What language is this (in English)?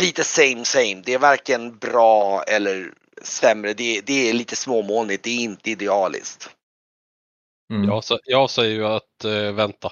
Swedish